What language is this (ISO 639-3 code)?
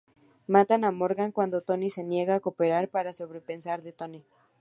spa